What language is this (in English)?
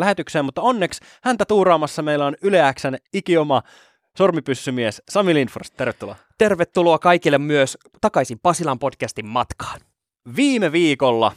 Finnish